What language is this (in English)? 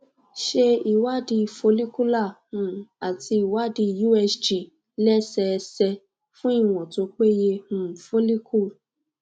Yoruba